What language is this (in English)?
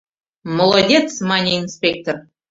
Mari